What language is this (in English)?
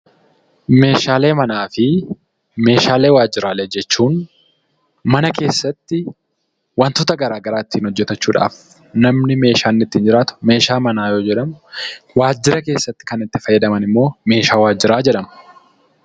Oromo